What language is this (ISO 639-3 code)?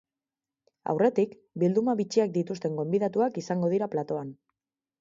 eus